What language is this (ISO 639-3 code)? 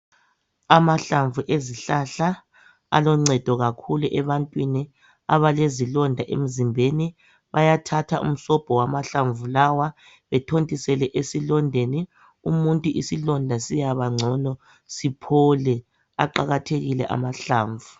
nde